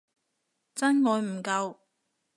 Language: Cantonese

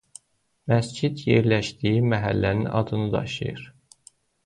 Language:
Azerbaijani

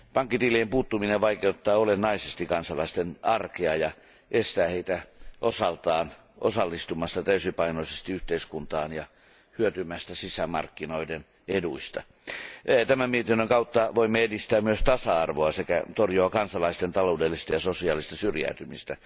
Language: Finnish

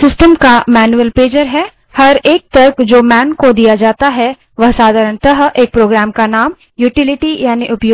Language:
Hindi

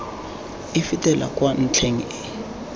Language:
Tswana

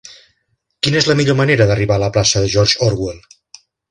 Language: Catalan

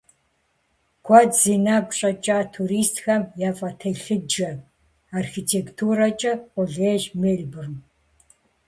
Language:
Kabardian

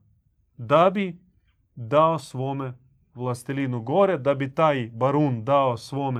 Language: Croatian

